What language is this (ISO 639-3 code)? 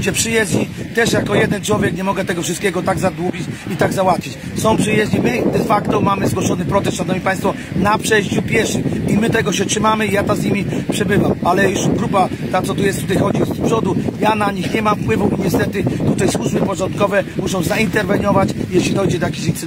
pol